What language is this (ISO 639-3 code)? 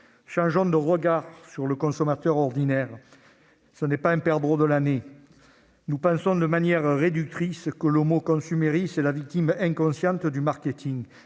fra